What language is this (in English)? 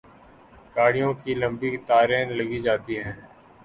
Urdu